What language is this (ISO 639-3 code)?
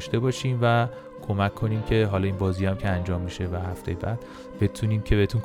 fas